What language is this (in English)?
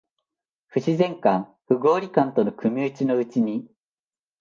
Japanese